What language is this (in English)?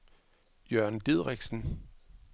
Danish